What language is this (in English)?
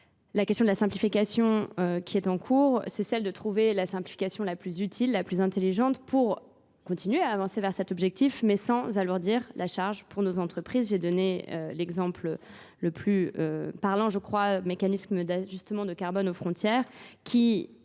French